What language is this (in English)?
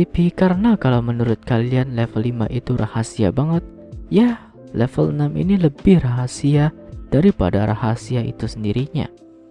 Indonesian